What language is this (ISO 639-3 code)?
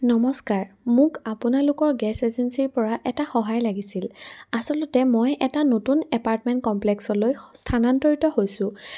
asm